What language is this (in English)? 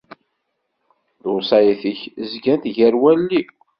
Kabyle